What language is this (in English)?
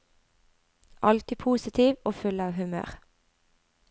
Norwegian